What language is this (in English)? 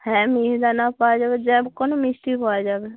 Bangla